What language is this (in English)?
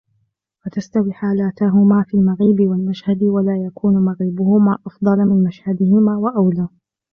Arabic